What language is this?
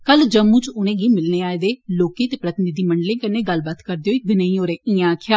Dogri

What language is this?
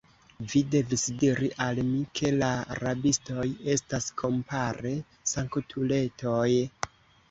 Esperanto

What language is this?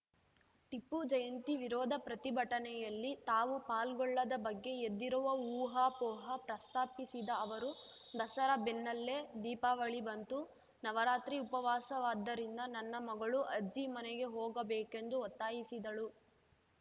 Kannada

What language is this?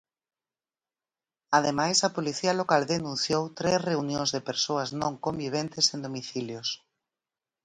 Galician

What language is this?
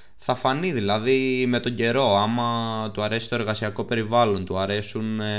Greek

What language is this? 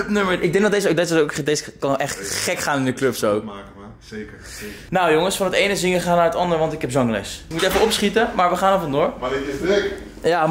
Dutch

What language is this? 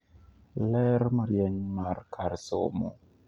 Luo (Kenya and Tanzania)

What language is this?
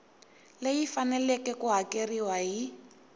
Tsonga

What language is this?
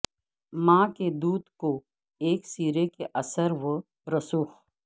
Urdu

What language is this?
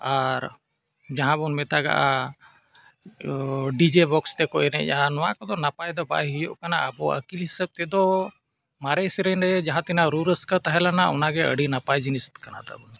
Santali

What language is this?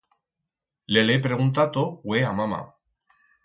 Aragonese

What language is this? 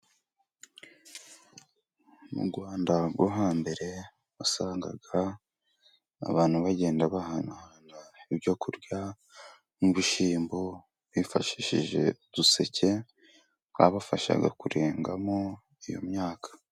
Kinyarwanda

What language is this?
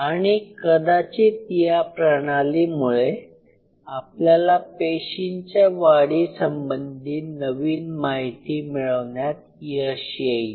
Marathi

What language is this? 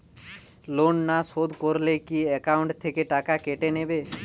Bangla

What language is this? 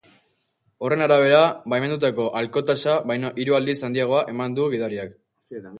Basque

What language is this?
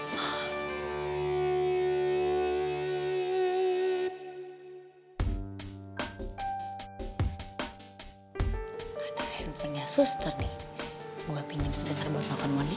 Indonesian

